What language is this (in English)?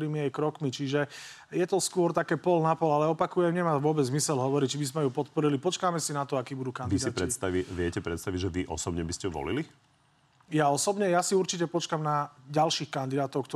Slovak